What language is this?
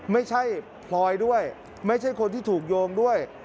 Thai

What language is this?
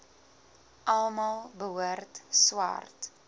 Afrikaans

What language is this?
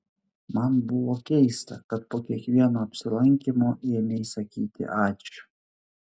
Lithuanian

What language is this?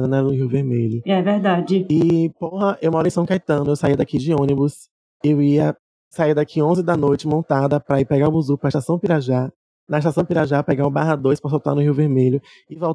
Portuguese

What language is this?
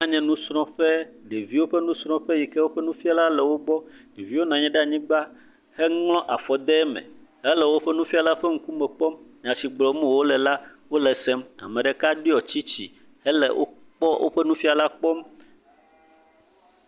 Ewe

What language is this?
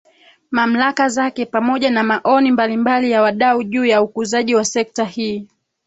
Swahili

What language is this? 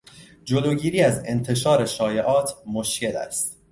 Persian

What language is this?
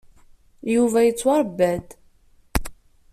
Kabyle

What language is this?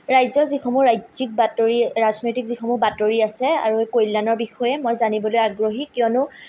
Assamese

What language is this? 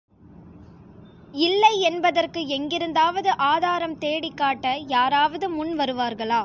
Tamil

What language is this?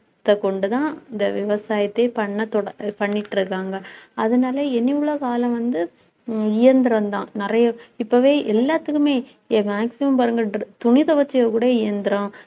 Tamil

